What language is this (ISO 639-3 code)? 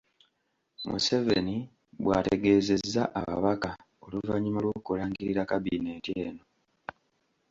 lug